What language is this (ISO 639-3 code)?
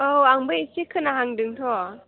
brx